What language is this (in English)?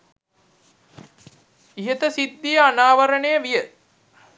Sinhala